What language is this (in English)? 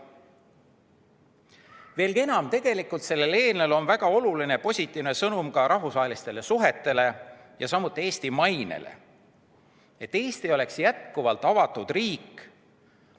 Estonian